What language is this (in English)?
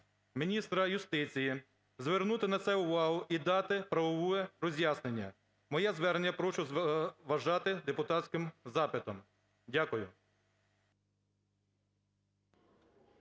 Ukrainian